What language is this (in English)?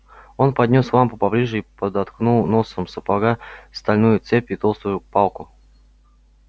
Russian